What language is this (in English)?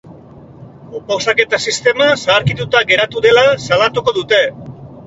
Basque